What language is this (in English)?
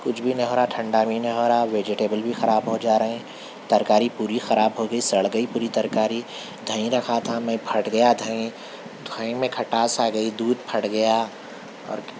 Urdu